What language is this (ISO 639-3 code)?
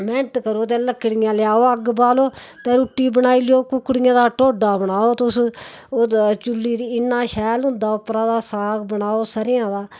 doi